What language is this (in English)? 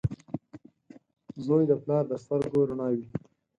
Pashto